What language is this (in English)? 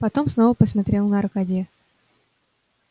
Russian